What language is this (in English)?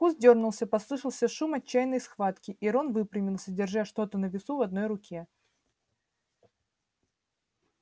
Russian